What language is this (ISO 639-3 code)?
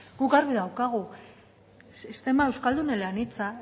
eus